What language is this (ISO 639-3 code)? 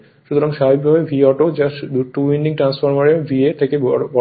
ben